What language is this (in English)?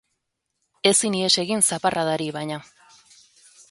Basque